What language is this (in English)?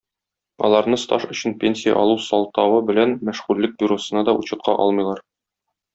Tatar